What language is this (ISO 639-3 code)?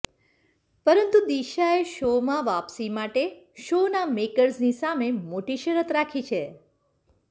guj